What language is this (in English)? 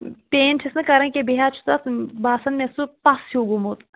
Kashmiri